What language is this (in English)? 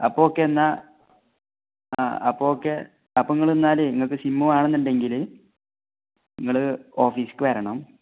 Malayalam